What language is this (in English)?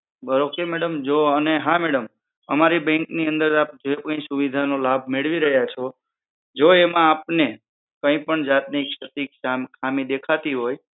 Gujarati